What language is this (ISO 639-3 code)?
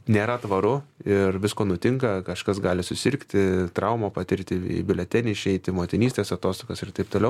lit